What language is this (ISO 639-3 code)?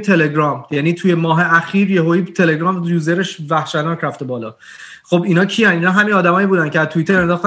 fas